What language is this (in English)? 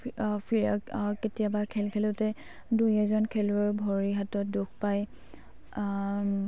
Assamese